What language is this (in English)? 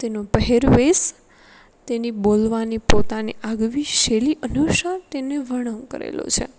Gujarati